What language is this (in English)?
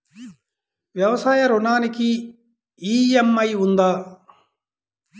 Telugu